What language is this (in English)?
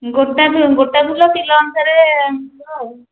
Odia